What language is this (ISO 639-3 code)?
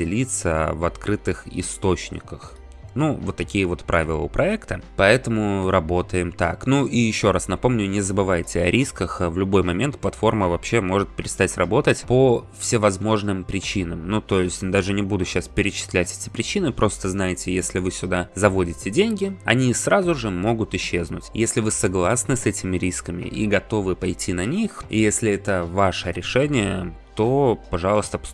rus